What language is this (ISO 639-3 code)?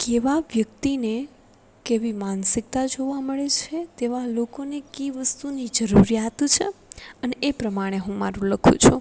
guj